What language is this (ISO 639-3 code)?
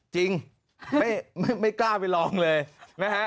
tha